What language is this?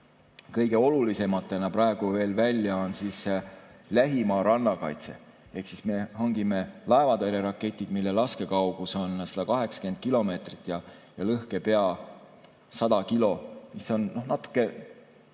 Estonian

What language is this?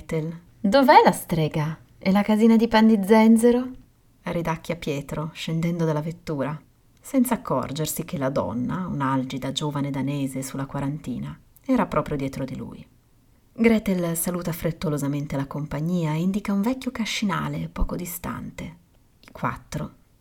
Italian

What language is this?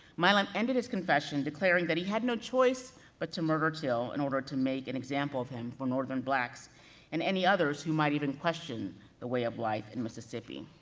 English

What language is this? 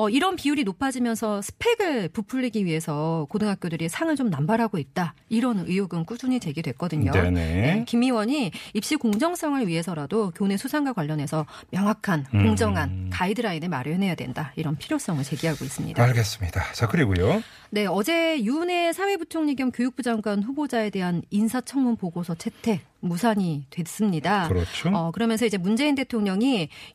Korean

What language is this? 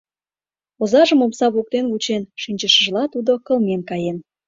Mari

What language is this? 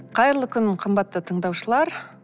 Kazakh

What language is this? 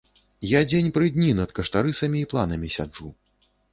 Belarusian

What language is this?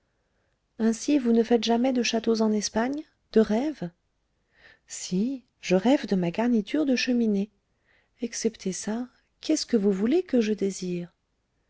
French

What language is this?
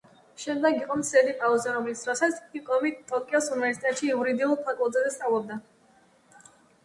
Georgian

